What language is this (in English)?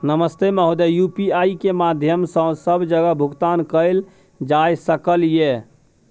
Maithili